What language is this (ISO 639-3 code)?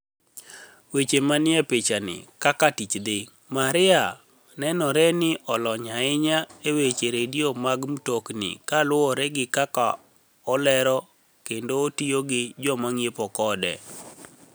luo